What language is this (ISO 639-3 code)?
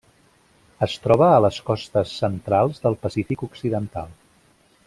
cat